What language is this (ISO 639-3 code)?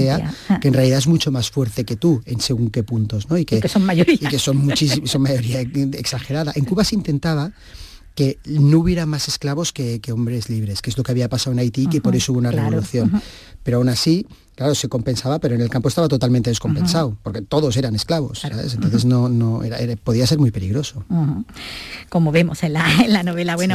spa